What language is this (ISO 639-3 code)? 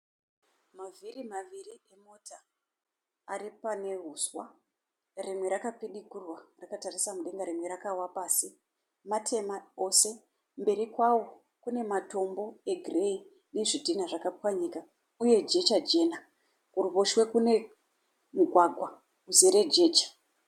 sna